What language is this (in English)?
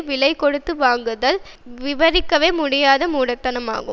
Tamil